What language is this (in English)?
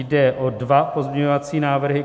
Czech